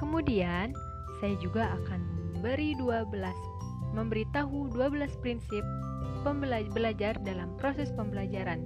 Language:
Indonesian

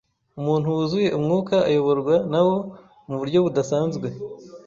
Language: Kinyarwanda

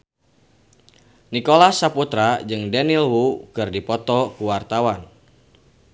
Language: Sundanese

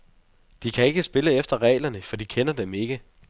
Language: Danish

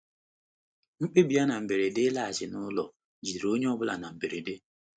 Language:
Igbo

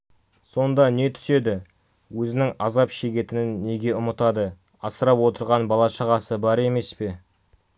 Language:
Kazakh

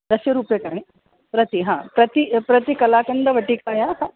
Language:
Sanskrit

